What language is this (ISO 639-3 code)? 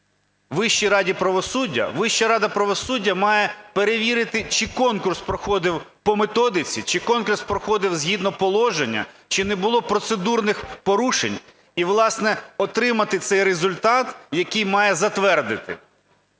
ukr